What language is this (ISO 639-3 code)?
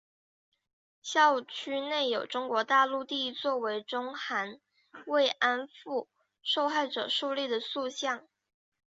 zho